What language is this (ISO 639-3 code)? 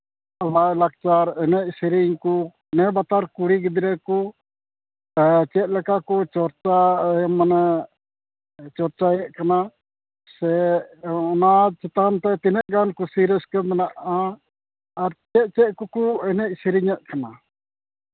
sat